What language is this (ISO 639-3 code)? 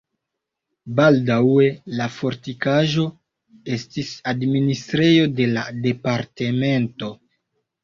epo